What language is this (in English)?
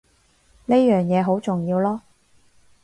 Cantonese